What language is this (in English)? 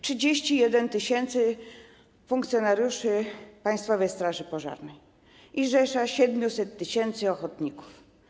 Polish